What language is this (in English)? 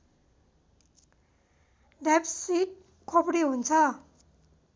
Nepali